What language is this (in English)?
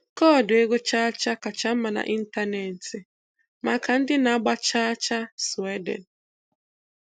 Igbo